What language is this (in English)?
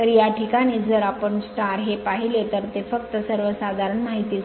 Marathi